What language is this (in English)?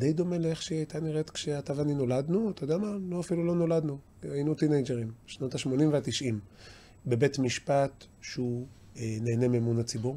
Hebrew